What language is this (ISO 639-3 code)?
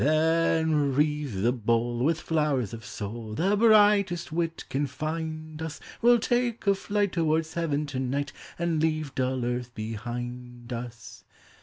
eng